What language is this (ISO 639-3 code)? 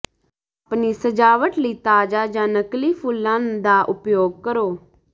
pan